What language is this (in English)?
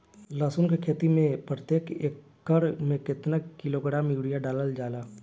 Bhojpuri